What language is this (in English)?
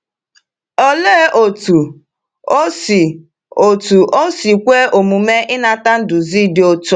Igbo